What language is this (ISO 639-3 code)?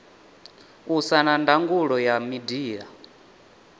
ven